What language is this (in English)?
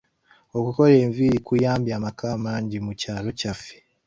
Ganda